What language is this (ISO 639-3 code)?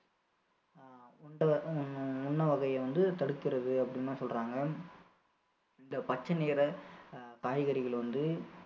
tam